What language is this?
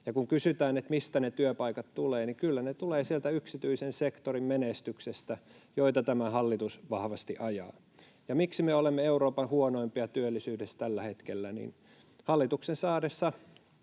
Finnish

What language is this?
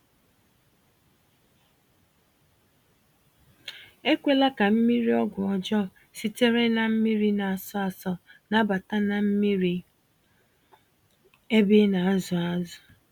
Igbo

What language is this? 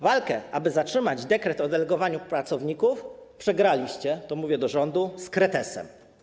Polish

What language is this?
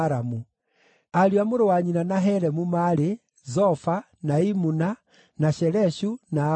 Kikuyu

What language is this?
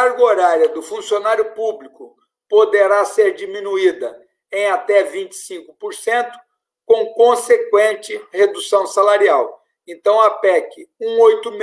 Portuguese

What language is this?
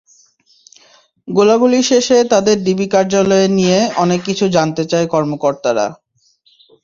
Bangla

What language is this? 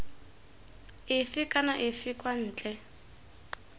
Tswana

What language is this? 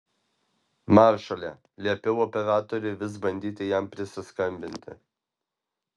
Lithuanian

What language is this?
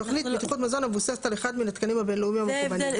Hebrew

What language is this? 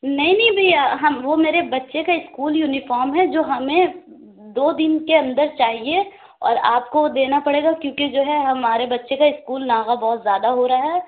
Urdu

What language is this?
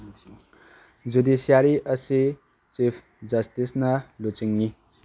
Manipuri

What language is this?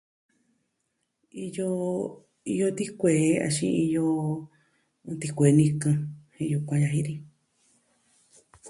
Southwestern Tlaxiaco Mixtec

